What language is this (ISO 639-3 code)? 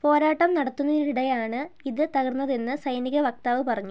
mal